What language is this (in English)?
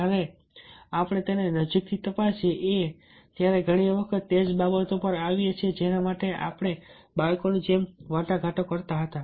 Gujarati